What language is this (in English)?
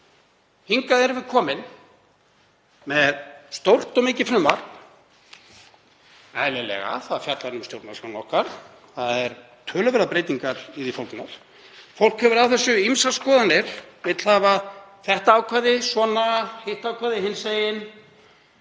Icelandic